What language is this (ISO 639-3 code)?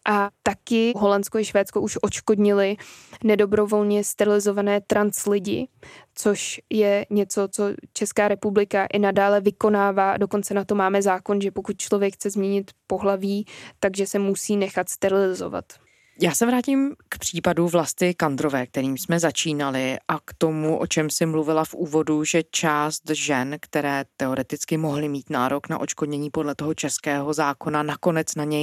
ces